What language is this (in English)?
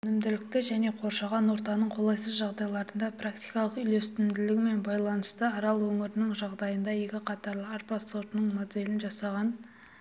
Kazakh